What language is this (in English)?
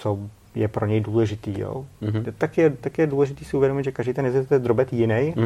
Czech